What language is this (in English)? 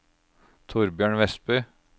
Norwegian